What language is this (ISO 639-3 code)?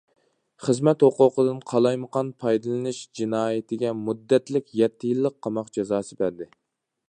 uig